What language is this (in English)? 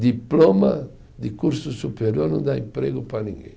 Portuguese